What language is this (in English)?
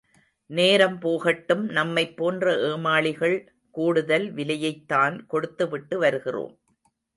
Tamil